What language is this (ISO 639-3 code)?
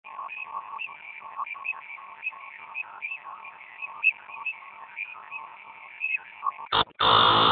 swa